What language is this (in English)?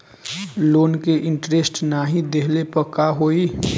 Bhojpuri